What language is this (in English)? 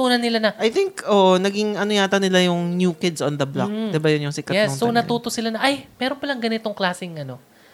Filipino